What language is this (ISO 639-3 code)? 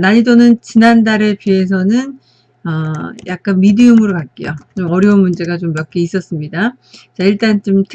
kor